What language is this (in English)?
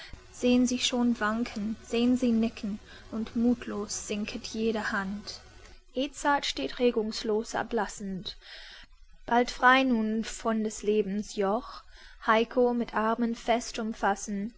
German